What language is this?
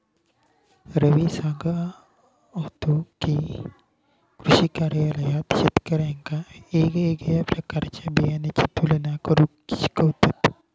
Marathi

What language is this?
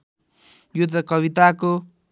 Nepali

